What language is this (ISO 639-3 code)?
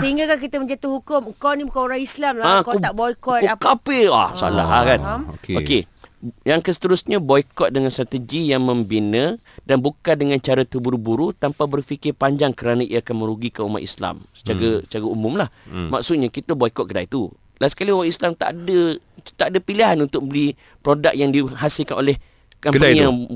msa